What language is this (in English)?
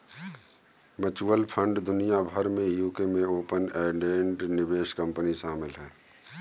Hindi